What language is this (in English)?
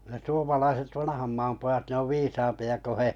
Finnish